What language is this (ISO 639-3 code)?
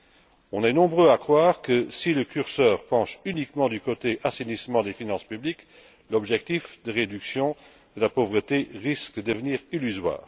fra